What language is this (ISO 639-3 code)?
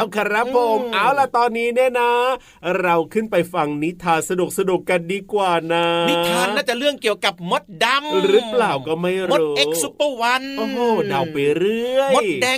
tha